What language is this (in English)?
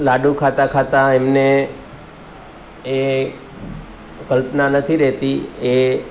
Gujarati